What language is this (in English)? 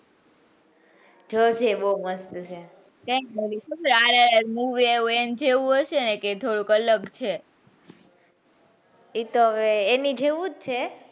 Gujarati